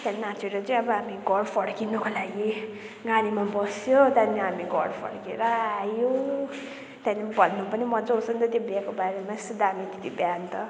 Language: Nepali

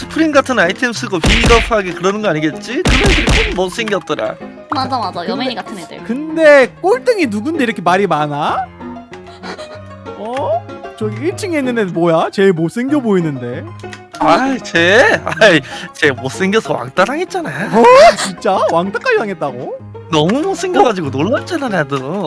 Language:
Korean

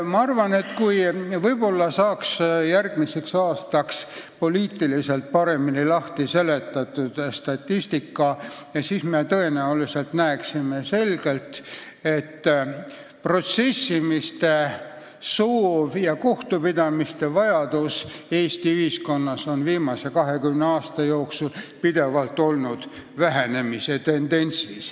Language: Estonian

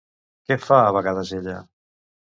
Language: Catalan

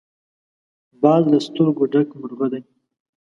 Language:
Pashto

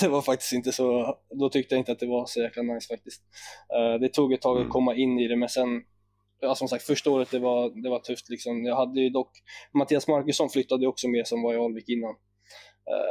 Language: Swedish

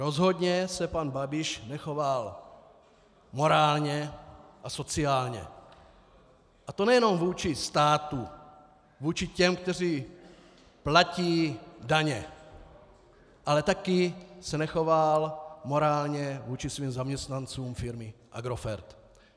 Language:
Czech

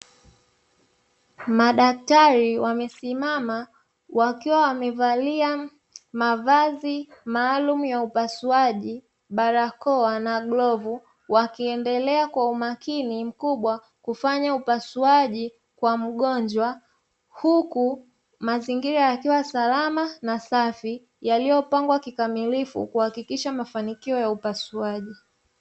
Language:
Swahili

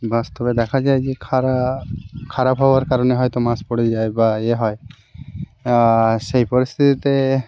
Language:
Bangla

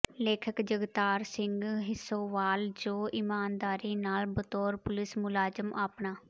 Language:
Punjabi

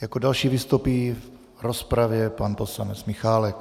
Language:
Czech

